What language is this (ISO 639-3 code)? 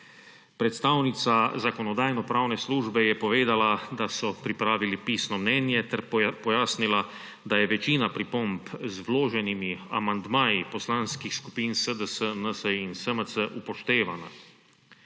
slv